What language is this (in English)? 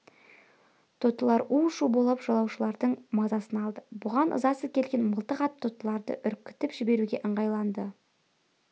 Kazakh